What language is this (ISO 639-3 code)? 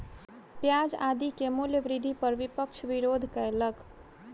mai